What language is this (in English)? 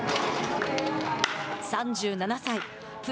Japanese